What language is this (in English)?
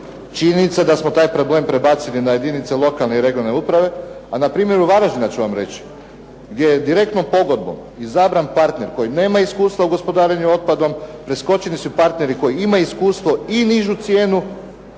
Croatian